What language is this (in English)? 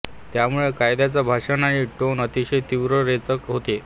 Marathi